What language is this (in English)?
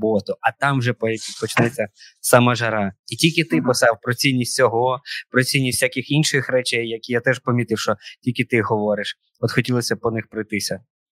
Ukrainian